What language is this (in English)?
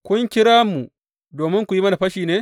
Hausa